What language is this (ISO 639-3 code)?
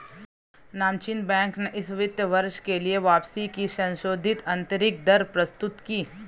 hin